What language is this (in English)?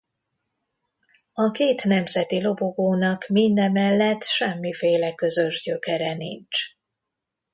Hungarian